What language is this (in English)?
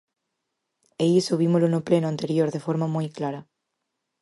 Galician